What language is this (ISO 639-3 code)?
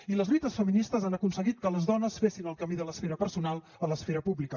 cat